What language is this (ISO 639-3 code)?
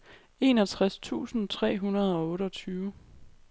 dan